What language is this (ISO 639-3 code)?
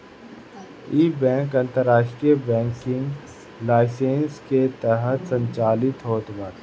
bho